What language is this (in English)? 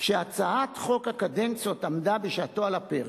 Hebrew